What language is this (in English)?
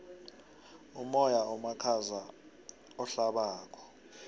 South Ndebele